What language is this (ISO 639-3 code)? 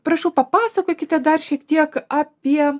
lit